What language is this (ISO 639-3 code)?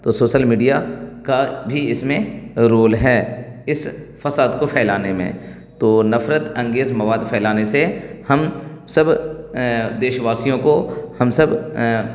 urd